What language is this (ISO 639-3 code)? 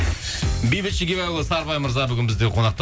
kaz